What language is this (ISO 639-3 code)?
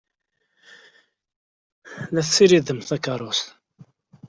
kab